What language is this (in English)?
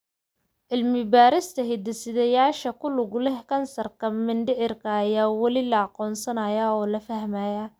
Somali